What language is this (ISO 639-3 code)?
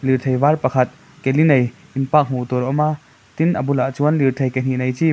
lus